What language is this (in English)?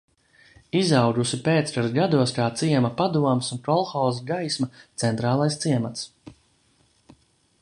Latvian